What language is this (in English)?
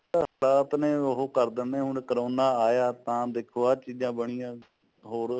Punjabi